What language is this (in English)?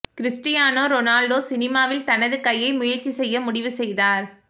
Tamil